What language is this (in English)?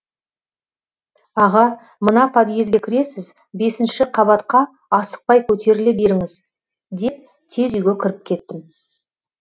Kazakh